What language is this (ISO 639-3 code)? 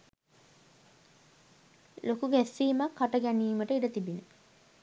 sin